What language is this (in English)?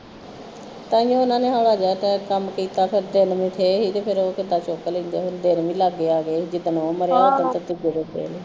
Punjabi